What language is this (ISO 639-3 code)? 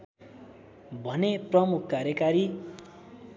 nep